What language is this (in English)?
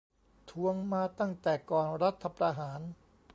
Thai